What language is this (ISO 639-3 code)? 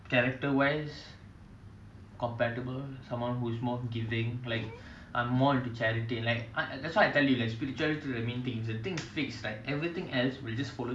eng